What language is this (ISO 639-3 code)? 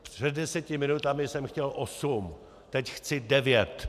ces